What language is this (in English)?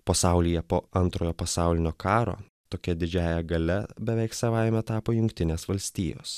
Lithuanian